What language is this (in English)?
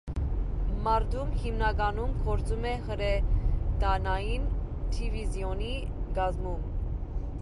Armenian